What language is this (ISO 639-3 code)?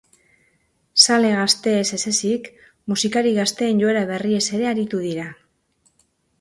eus